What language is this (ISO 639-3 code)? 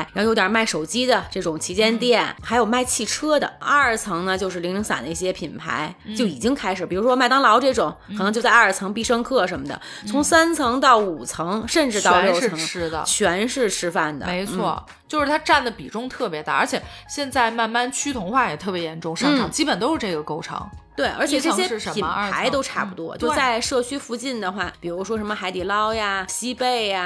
zho